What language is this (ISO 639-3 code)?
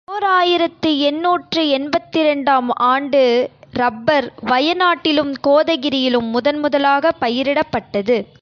tam